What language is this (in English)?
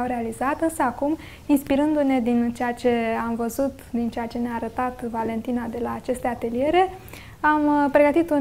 Romanian